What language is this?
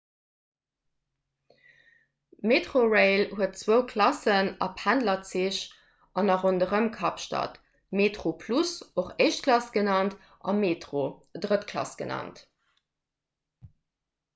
Luxembourgish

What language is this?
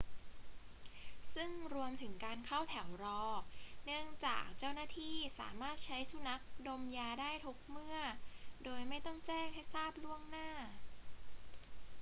Thai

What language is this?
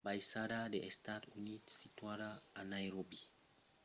Occitan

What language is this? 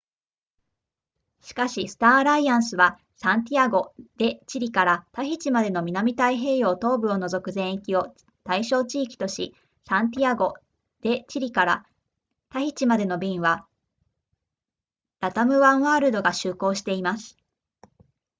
Japanese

